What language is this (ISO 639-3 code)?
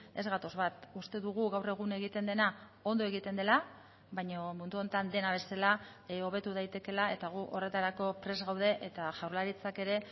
eus